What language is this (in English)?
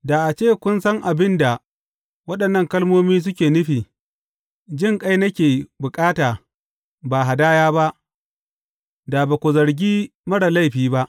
Hausa